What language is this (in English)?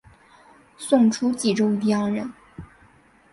Chinese